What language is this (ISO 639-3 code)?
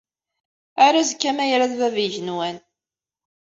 kab